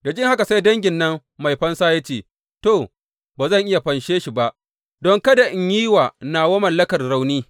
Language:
Hausa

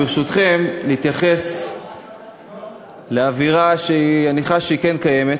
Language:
Hebrew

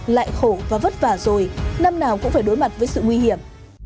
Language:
Vietnamese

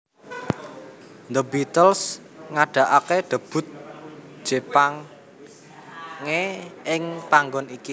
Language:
Javanese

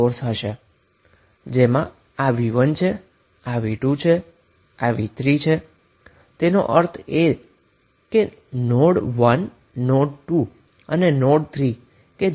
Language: Gujarati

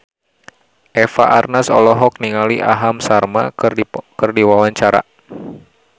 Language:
Sundanese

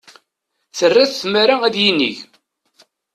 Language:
Kabyle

